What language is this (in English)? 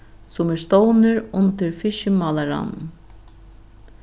Faroese